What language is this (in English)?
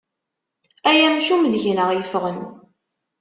Kabyle